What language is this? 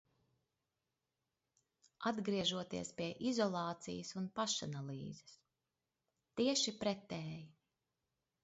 Latvian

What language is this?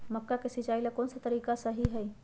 Magahi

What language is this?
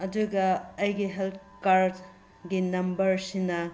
Manipuri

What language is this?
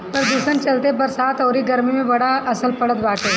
Bhojpuri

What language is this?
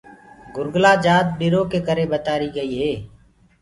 Gurgula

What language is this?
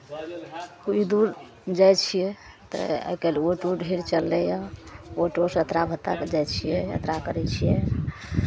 Maithili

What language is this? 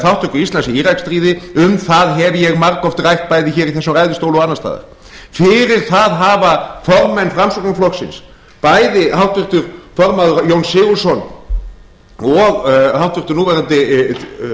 Icelandic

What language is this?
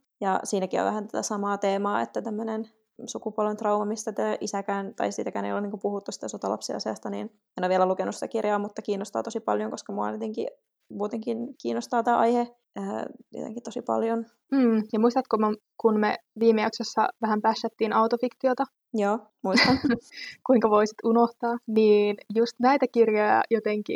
Finnish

